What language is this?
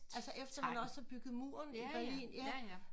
Danish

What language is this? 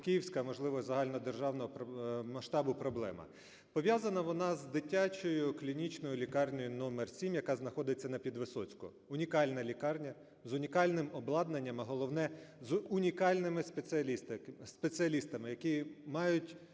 Ukrainian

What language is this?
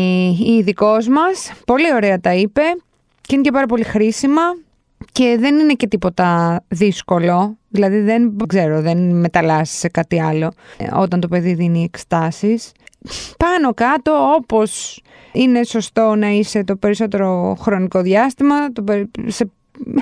Greek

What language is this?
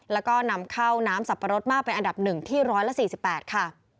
Thai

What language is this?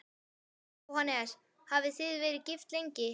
Icelandic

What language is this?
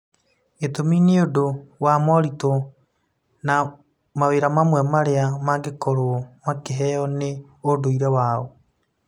Kikuyu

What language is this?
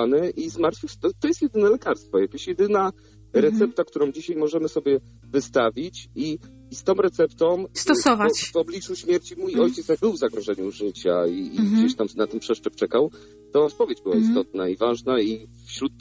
Polish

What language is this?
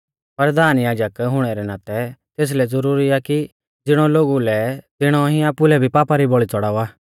Mahasu Pahari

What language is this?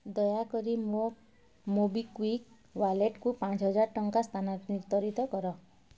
Odia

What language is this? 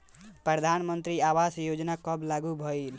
Bhojpuri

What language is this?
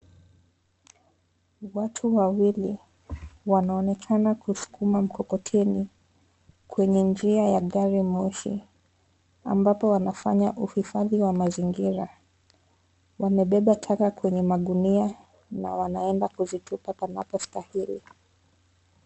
Swahili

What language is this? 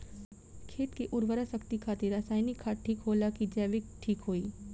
Bhojpuri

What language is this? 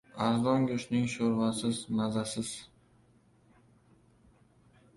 Uzbek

